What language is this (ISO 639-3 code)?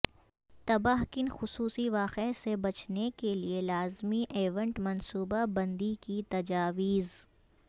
urd